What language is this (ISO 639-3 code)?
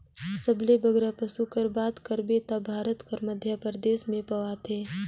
hne